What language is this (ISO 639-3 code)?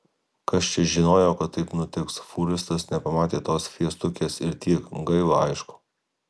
lit